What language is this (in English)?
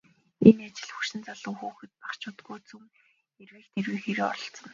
Mongolian